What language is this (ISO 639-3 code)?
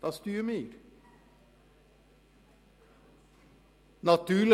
gsw